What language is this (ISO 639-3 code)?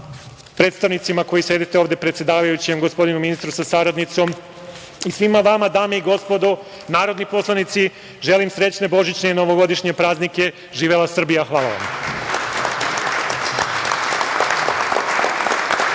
srp